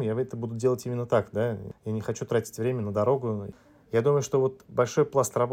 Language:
Russian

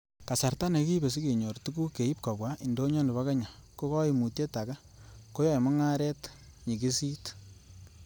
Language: Kalenjin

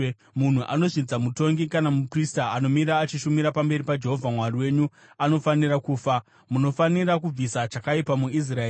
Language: Shona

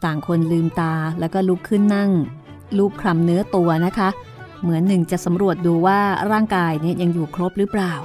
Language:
Thai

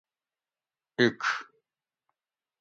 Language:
Gawri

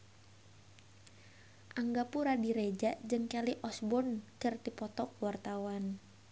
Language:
Sundanese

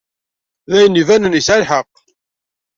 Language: Kabyle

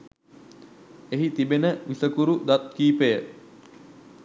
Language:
Sinhala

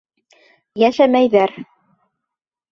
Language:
Bashkir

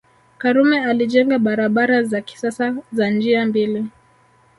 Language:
Swahili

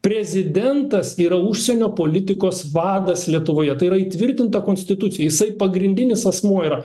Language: Lithuanian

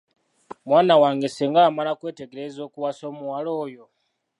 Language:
Ganda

